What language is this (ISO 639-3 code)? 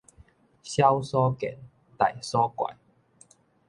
nan